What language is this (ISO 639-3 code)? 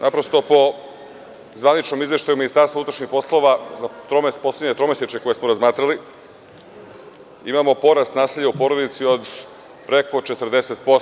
srp